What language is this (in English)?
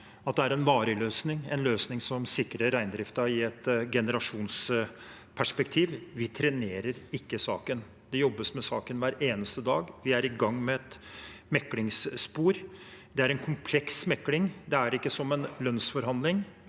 Norwegian